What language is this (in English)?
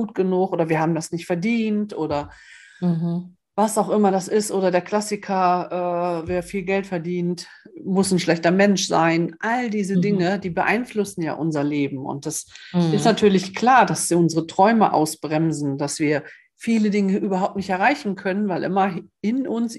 German